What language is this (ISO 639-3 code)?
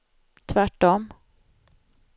swe